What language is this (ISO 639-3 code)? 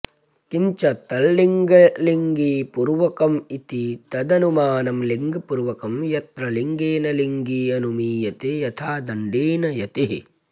san